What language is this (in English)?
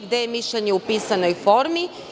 Serbian